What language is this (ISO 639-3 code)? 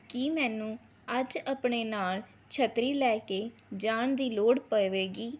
pan